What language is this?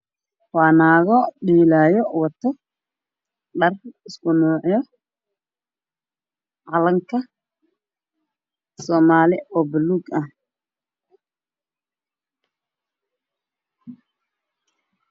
Somali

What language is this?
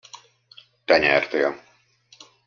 Hungarian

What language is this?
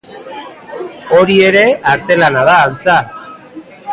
Basque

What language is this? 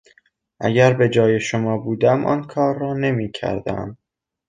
Persian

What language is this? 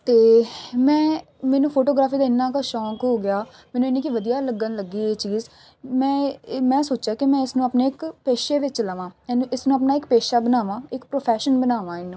Punjabi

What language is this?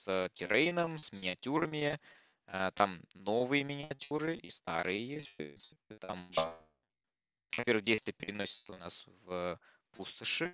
Russian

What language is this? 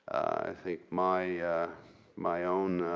English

